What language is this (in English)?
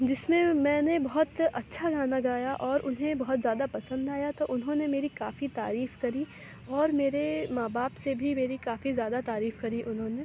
Urdu